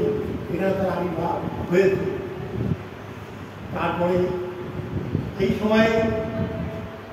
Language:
Bangla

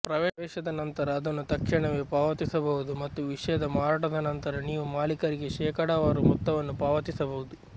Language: Kannada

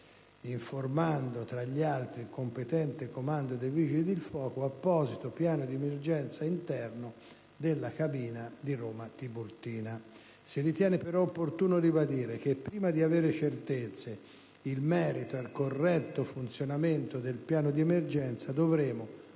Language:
Italian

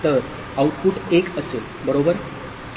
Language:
Marathi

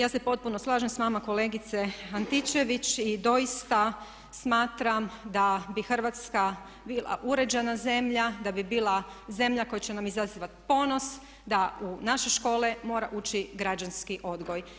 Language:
Croatian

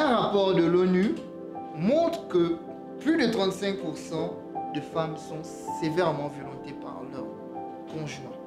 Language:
French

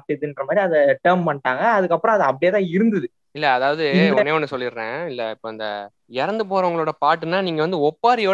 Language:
Tamil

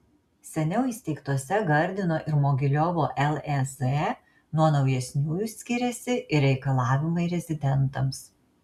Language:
Lithuanian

